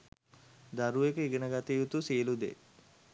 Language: Sinhala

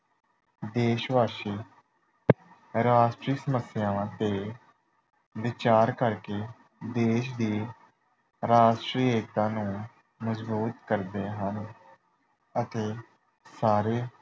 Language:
Punjabi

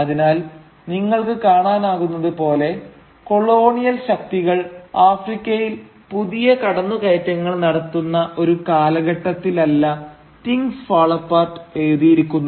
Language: Malayalam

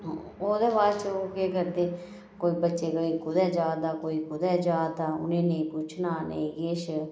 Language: Dogri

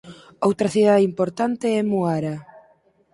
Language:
Galician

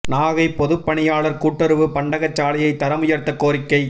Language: Tamil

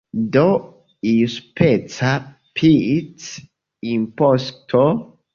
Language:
Esperanto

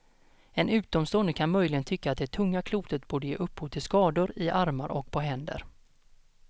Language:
Swedish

